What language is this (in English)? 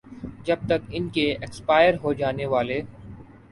Urdu